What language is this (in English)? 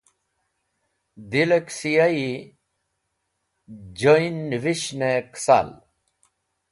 Wakhi